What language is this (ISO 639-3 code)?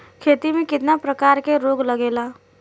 bho